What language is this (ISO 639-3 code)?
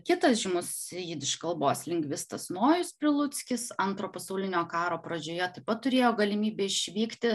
lit